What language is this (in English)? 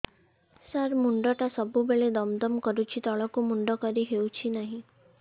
Odia